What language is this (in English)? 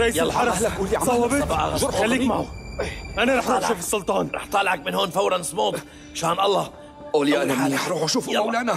Arabic